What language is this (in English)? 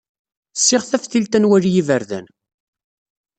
Kabyle